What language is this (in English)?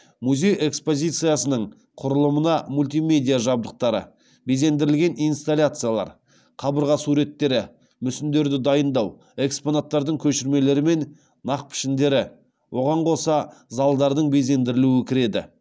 Kazakh